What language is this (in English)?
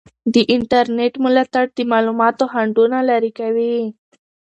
Pashto